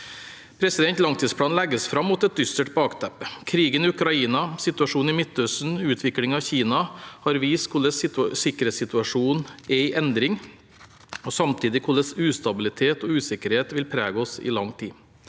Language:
Norwegian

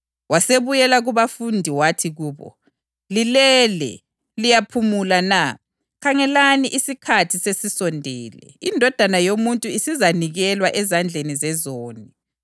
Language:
North Ndebele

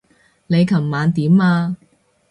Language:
Cantonese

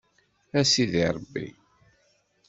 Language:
Kabyle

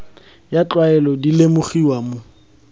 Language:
Tswana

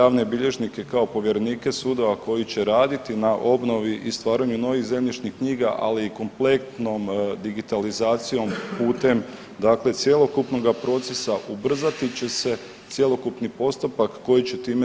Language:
Croatian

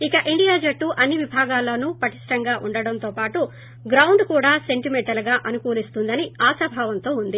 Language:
Telugu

